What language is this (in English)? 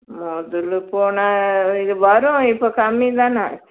Tamil